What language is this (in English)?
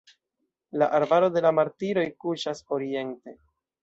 Esperanto